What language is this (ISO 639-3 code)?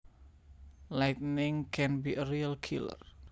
jav